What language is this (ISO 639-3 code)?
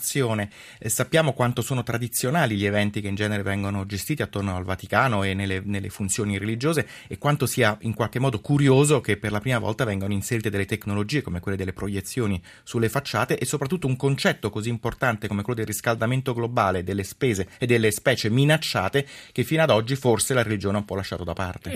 ita